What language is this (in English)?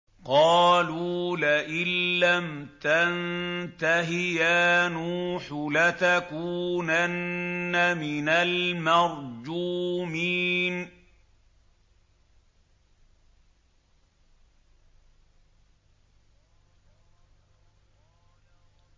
Arabic